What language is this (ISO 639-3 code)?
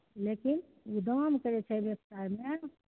mai